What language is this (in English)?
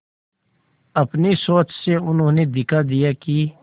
Hindi